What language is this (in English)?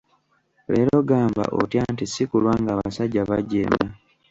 Ganda